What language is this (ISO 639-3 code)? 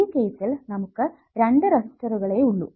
mal